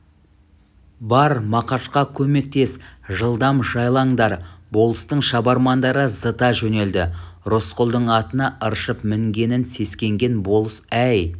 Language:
Kazakh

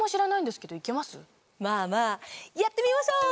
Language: Japanese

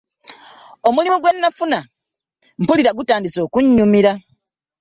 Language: Ganda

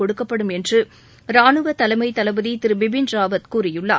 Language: Tamil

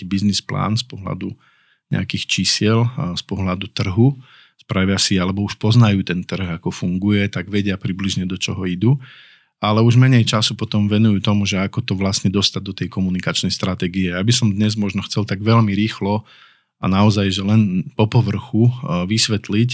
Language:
Slovak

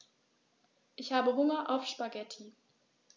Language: German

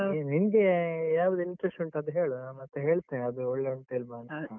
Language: Kannada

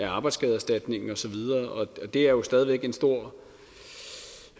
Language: Danish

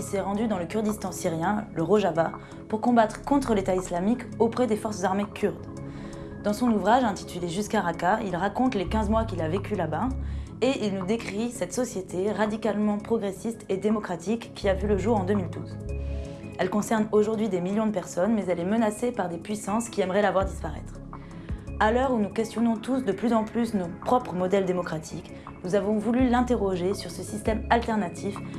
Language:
French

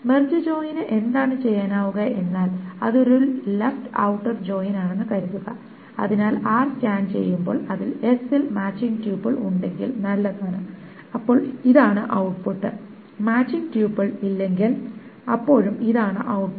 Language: Malayalam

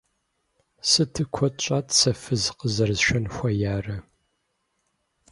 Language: Kabardian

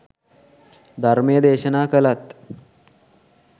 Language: Sinhala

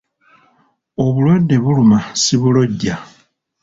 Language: Ganda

